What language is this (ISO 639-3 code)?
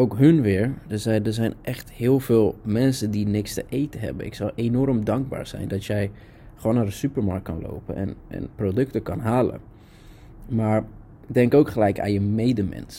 nld